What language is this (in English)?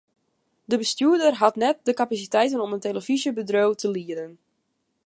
Western Frisian